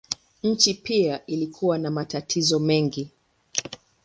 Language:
Swahili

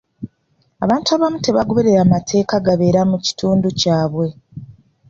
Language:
Ganda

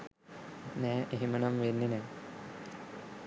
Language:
Sinhala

